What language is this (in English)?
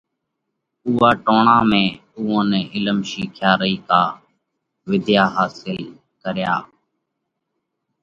Parkari Koli